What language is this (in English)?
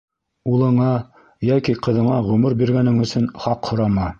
Bashkir